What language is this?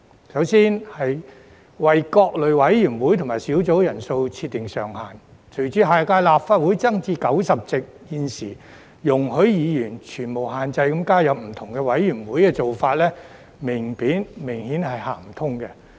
Cantonese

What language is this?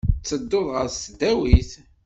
Kabyle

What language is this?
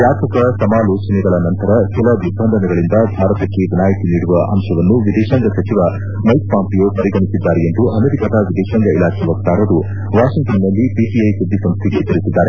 Kannada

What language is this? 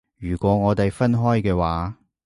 Cantonese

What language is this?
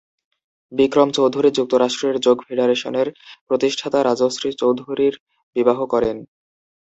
Bangla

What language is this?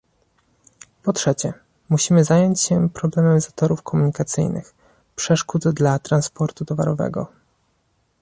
Polish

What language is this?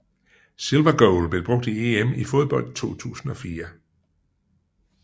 Danish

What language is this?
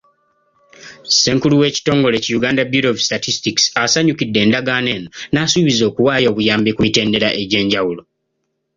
Ganda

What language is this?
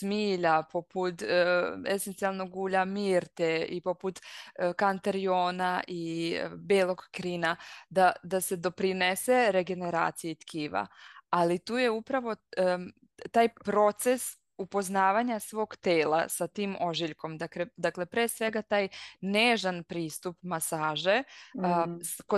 Croatian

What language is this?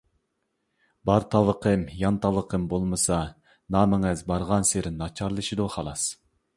Uyghur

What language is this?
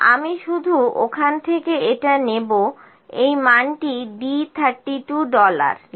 Bangla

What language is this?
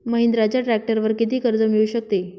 Marathi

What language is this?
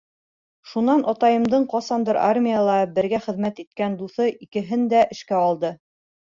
Bashkir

